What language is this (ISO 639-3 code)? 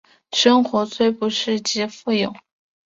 zho